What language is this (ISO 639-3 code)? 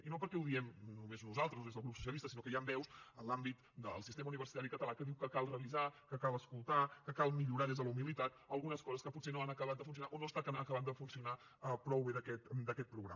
cat